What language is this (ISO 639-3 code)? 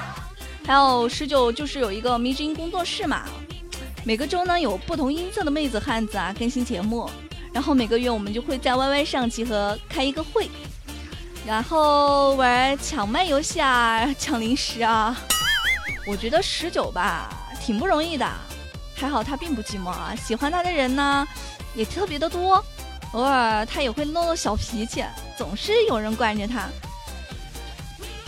zho